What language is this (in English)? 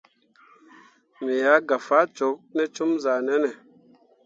Mundang